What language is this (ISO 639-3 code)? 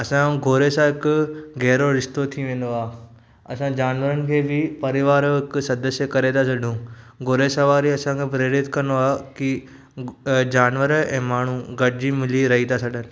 snd